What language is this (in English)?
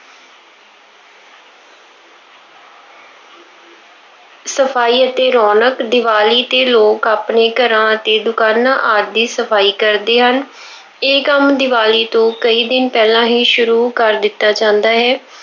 Punjabi